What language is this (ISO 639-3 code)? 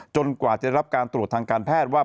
tha